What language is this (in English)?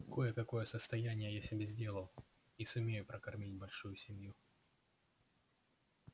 Russian